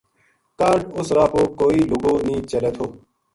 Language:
Gujari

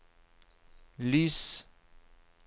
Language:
Norwegian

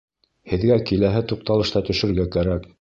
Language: Bashkir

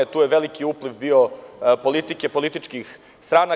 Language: Serbian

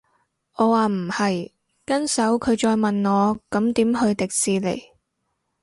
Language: Cantonese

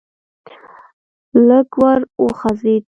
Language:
Pashto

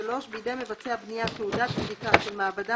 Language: Hebrew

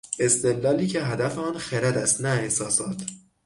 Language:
Persian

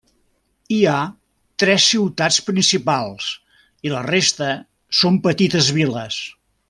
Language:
Catalan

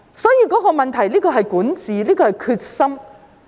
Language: Cantonese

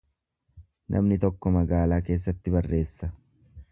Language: Oromo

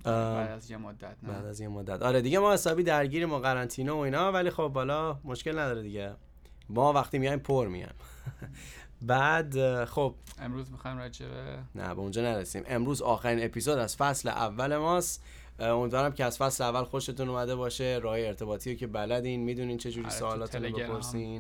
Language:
Persian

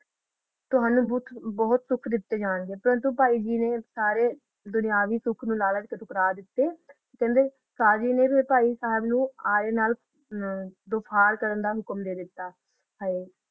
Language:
Punjabi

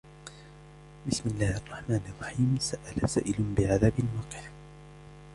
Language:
Arabic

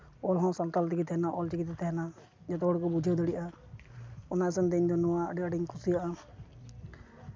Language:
Santali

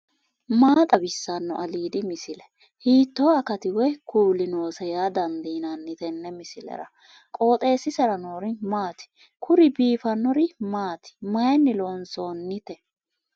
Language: Sidamo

